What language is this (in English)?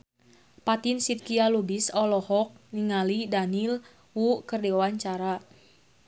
Sundanese